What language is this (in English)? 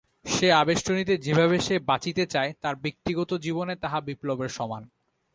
Bangla